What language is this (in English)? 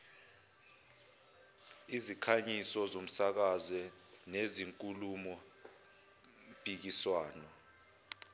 Zulu